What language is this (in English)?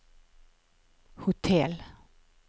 Swedish